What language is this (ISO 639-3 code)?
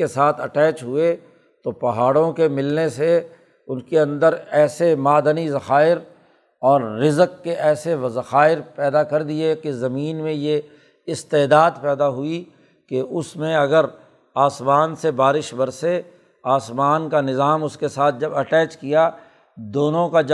urd